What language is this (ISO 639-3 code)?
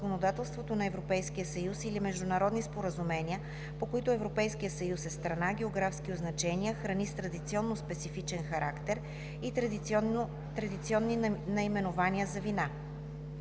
bul